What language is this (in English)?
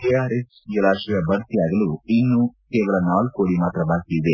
Kannada